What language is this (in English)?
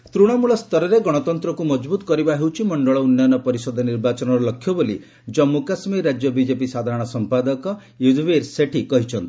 Odia